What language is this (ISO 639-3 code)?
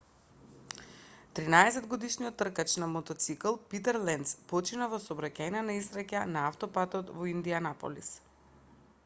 mkd